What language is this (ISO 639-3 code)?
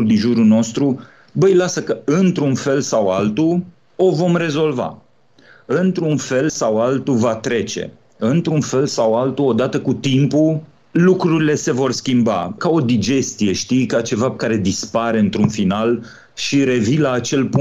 ron